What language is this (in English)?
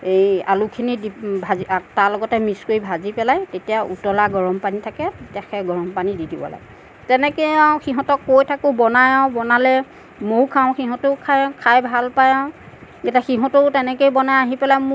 Assamese